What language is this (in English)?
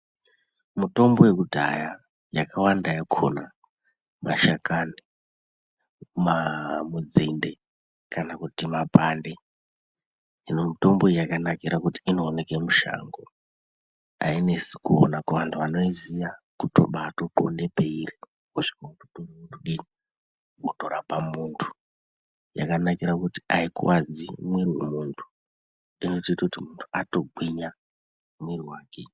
Ndau